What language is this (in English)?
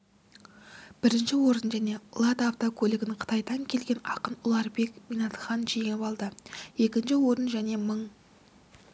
Kazakh